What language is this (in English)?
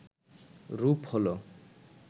Bangla